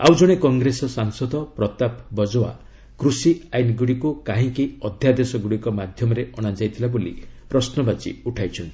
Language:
Odia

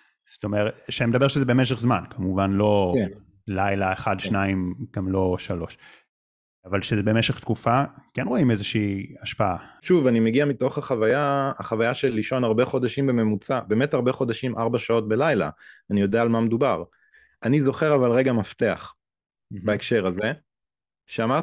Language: Hebrew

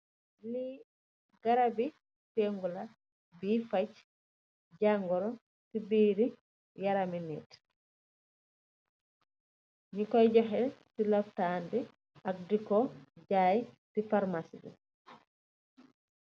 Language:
Wolof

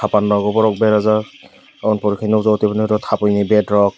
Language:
Kok Borok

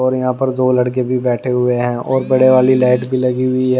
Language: Hindi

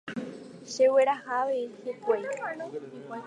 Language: Guarani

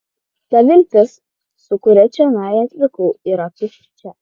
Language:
Lithuanian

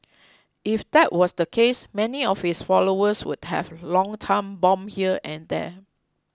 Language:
English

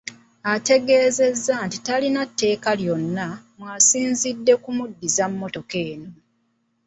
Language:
Ganda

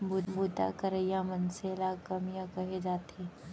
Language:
Chhattisgarhi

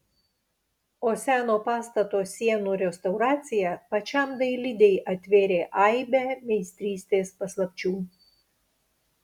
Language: Lithuanian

